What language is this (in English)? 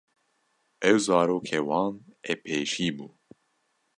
Kurdish